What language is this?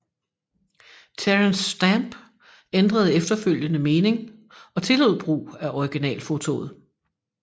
Danish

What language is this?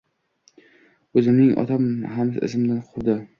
Uzbek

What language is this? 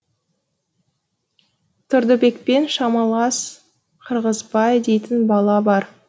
Kazakh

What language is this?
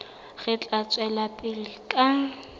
Southern Sotho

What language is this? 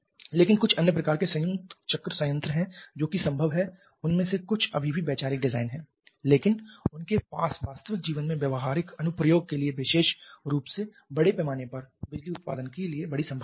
Hindi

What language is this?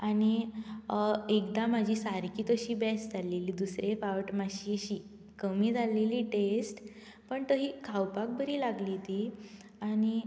Konkani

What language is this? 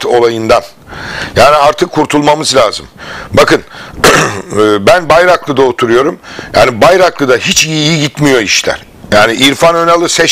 Turkish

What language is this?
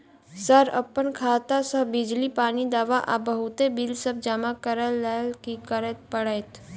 Maithili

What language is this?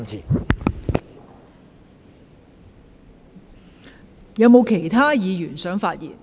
Cantonese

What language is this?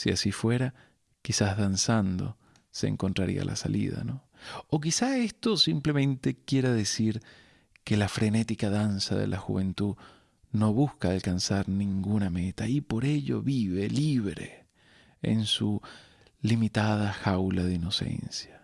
Spanish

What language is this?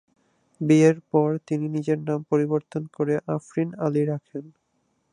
Bangla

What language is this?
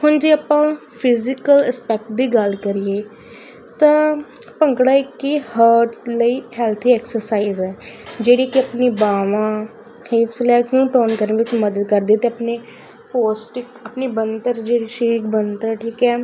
Punjabi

